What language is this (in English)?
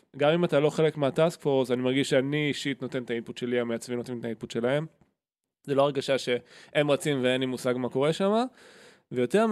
Hebrew